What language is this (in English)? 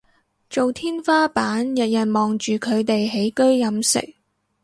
Cantonese